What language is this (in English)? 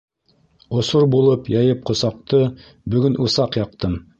Bashkir